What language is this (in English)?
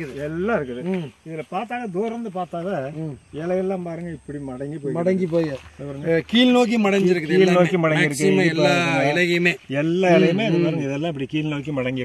Arabic